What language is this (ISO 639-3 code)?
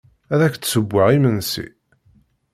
kab